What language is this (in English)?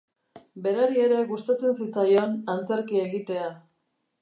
Basque